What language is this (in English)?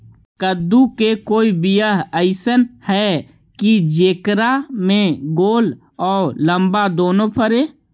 Magahi